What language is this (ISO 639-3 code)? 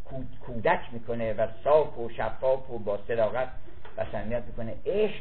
fas